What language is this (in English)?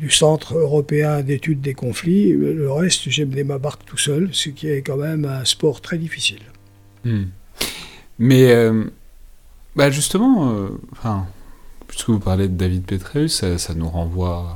French